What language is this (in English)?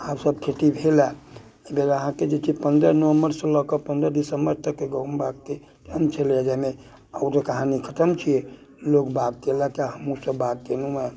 Maithili